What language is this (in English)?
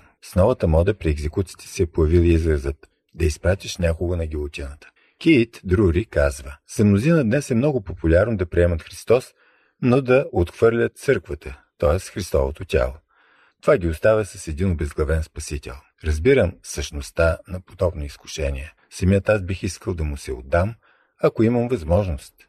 Bulgarian